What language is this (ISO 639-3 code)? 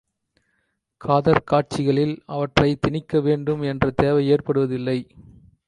tam